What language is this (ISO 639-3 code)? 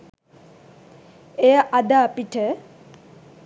sin